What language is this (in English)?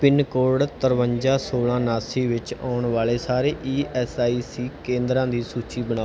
Punjabi